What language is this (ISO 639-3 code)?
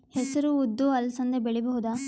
kan